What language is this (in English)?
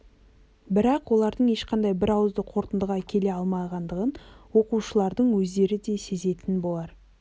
Kazakh